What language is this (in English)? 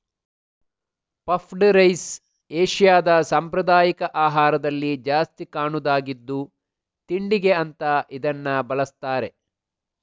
Kannada